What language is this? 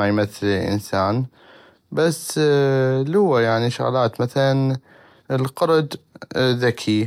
North Mesopotamian Arabic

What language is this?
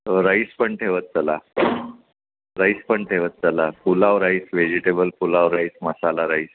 Marathi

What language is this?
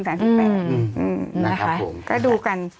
Thai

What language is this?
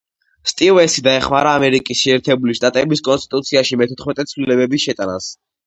Georgian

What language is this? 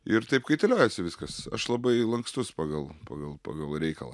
Lithuanian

